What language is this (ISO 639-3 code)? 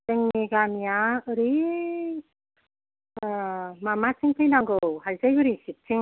brx